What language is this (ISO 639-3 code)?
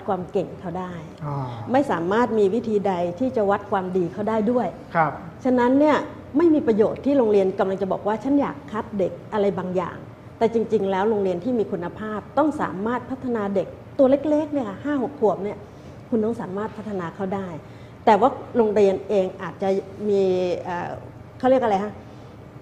tha